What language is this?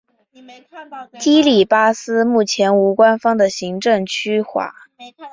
Chinese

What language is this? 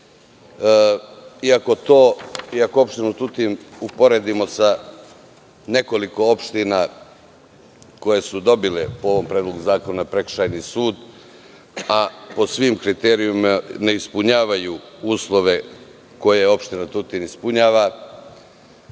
Serbian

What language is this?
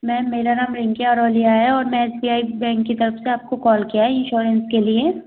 Hindi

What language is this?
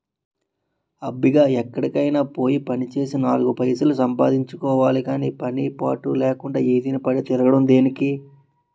Telugu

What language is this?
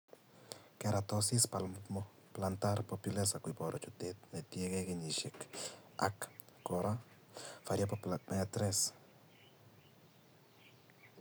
Kalenjin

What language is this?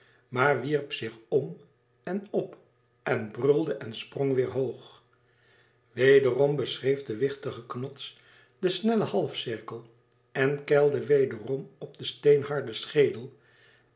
Dutch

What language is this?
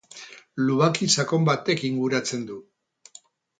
Basque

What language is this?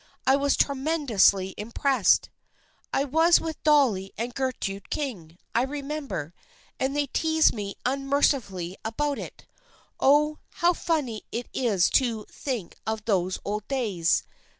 English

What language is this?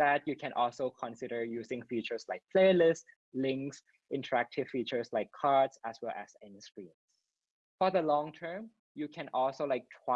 English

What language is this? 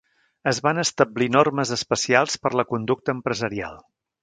Catalan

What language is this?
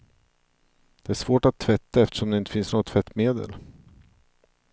Swedish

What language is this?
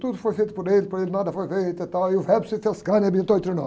Portuguese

